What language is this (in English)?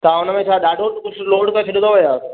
Sindhi